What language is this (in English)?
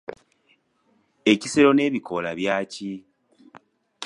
Ganda